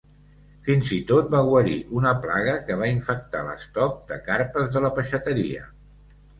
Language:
Catalan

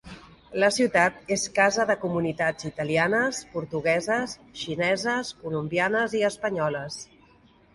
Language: Catalan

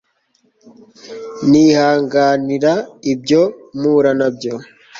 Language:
Kinyarwanda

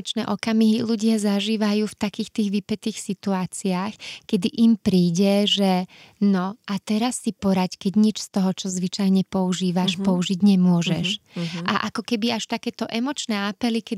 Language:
Slovak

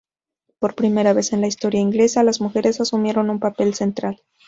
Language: Spanish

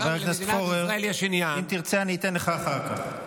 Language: Hebrew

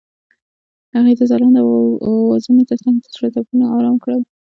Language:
Pashto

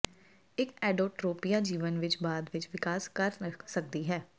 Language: Punjabi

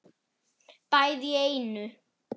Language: Icelandic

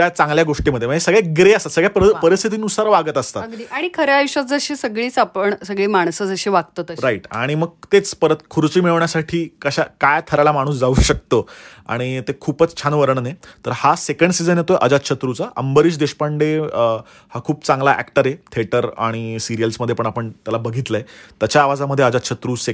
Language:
Marathi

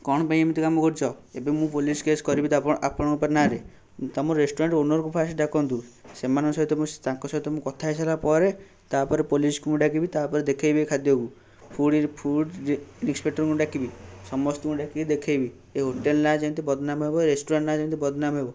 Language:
Odia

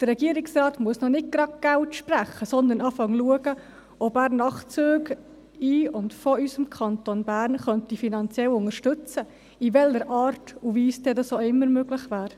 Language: Swiss German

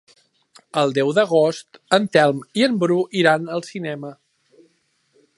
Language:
Catalan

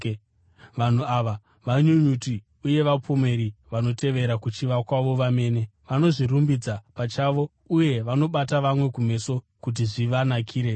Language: Shona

